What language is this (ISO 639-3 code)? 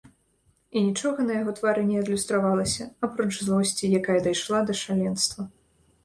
bel